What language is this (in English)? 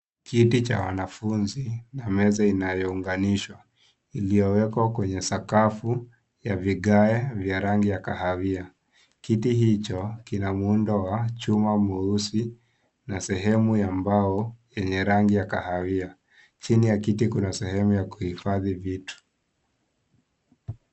Swahili